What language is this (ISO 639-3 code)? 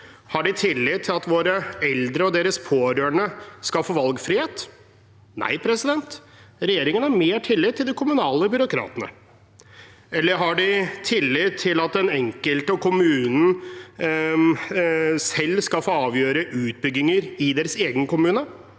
nor